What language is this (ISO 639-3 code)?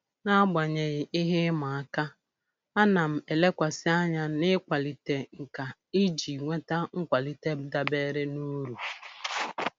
ibo